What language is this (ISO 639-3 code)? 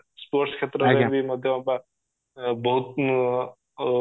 ori